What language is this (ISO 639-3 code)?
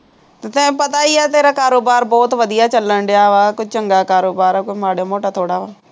pan